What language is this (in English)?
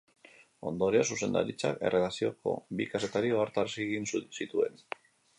Basque